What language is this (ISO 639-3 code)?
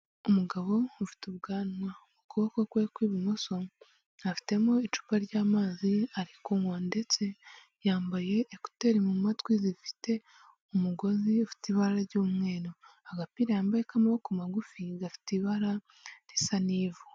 kin